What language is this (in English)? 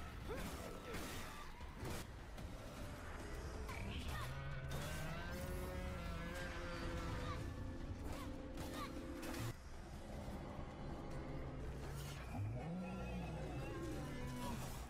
Portuguese